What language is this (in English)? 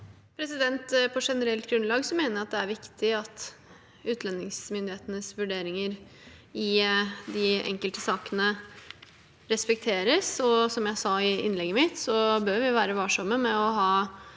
Norwegian